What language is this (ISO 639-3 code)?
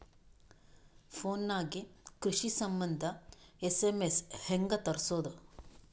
kan